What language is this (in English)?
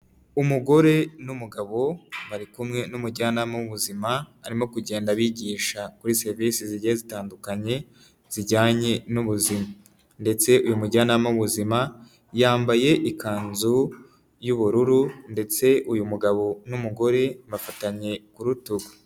Kinyarwanda